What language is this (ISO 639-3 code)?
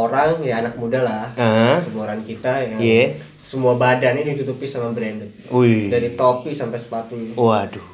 ind